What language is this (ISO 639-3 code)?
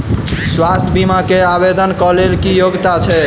mai